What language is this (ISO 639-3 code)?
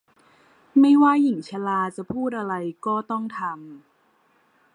tha